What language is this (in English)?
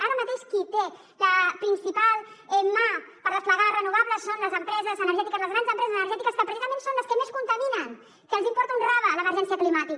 Catalan